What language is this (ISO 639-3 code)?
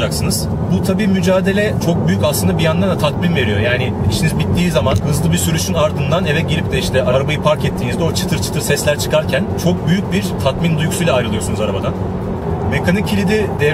tur